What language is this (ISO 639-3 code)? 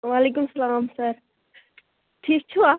kas